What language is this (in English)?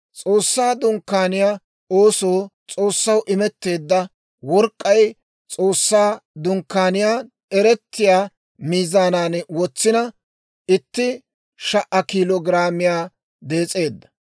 Dawro